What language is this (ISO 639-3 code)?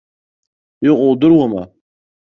abk